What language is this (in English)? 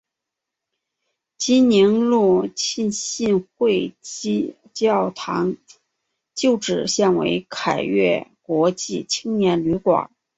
Chinese